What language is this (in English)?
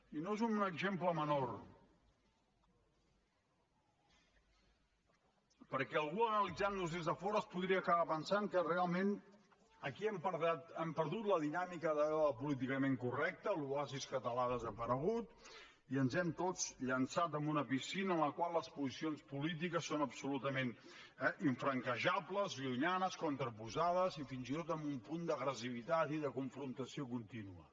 Catalan